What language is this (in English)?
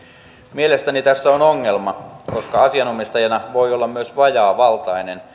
Finnish